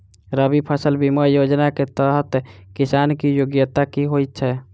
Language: Maithili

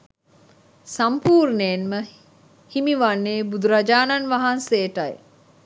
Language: Sinhala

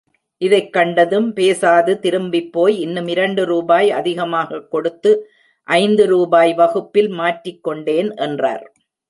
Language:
Tamil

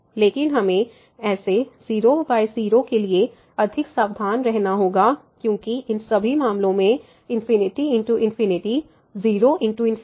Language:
Hindi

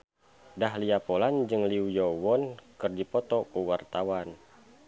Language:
Sundanese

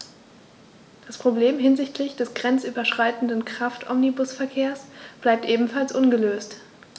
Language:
German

